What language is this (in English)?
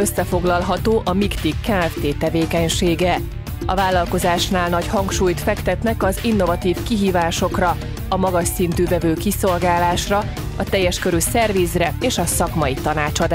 Hungarian